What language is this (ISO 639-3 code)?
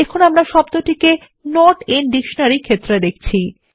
ben